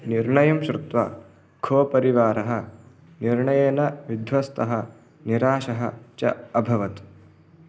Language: Sanskrit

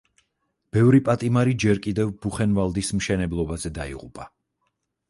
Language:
Georgian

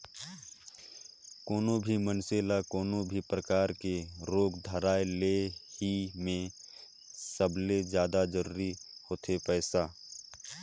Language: Chhattisgarhi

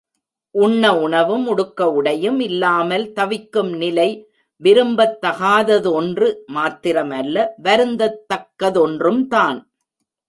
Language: Tamil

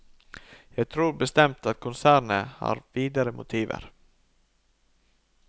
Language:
Norwegian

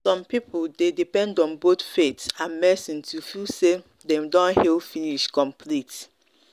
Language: Nigerian Pidgin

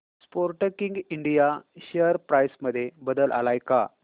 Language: Marathi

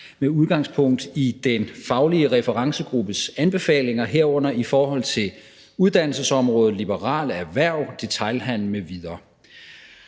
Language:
Danish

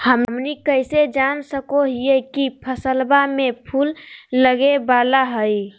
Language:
Magahi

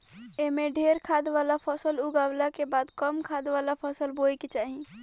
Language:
Bhojpuri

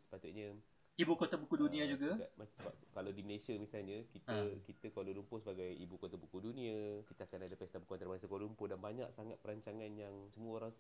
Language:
Malay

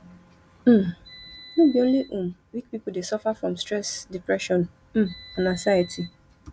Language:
Nigerian Pidgin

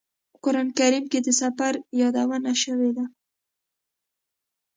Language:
Pashto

